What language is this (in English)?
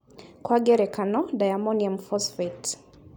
Kikuyu